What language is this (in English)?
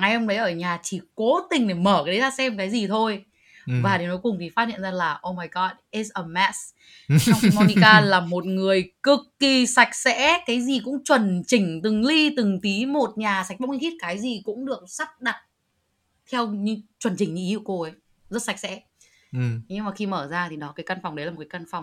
Vietnamese